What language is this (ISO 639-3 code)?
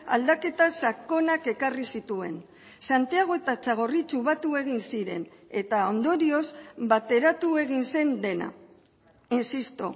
eus